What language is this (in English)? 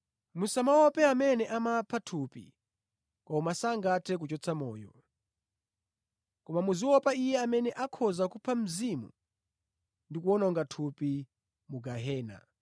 Nyanja